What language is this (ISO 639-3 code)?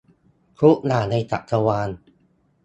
tha